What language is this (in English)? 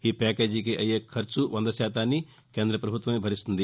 Telugu